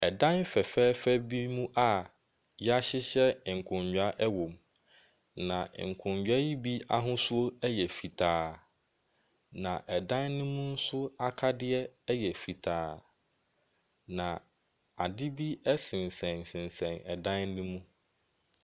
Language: Akan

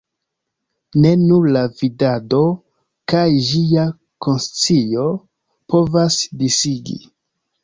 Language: Esperanto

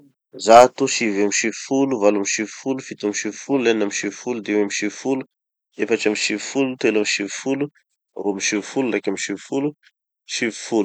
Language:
Tanosy Malagasy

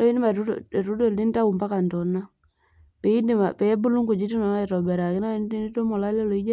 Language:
Masai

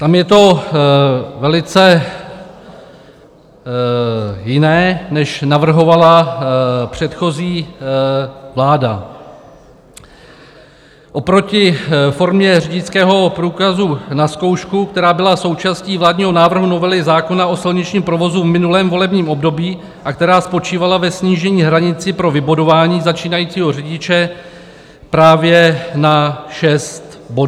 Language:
Czech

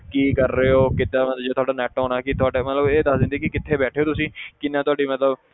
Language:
Punjabi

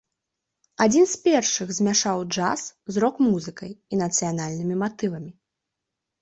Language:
Belarusian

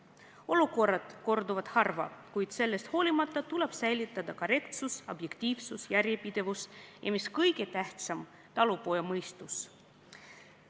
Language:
Estonian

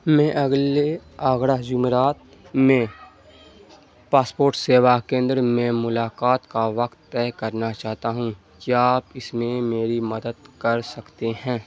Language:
Urdu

